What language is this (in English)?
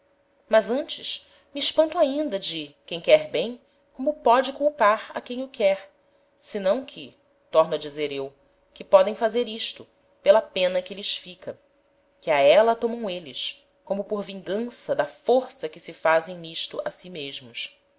Portuguese